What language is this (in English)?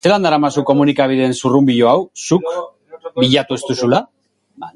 Basque